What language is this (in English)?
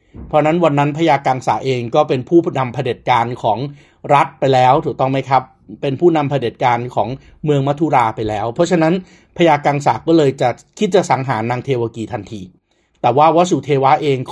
Thai